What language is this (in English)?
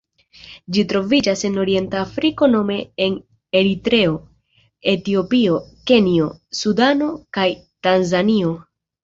Esperanto